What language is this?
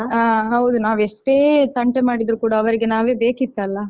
Kannada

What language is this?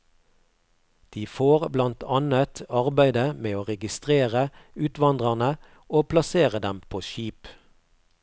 Norwegian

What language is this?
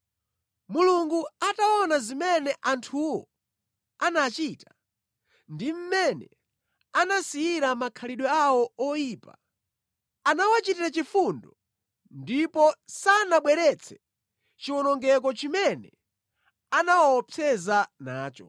Nyanja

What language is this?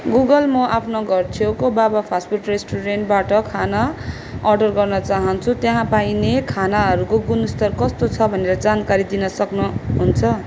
Nepali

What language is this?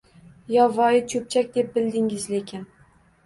Uzbek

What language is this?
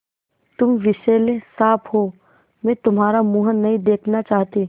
Hindi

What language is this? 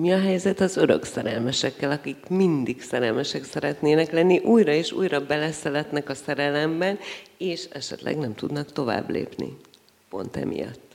Hungarian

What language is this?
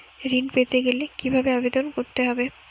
Bangla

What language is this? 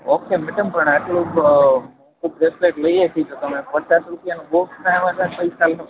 Gujarati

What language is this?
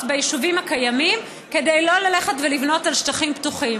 Hebrew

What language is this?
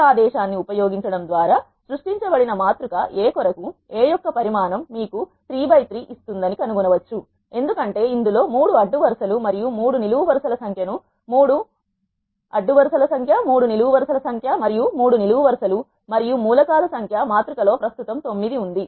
Telugu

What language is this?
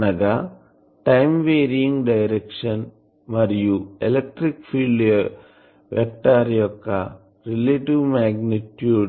Telugu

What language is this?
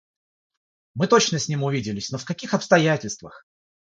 Russian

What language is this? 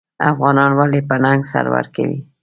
Pashto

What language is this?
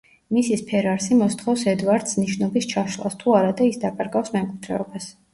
Georgian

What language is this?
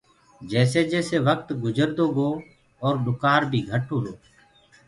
Gurgula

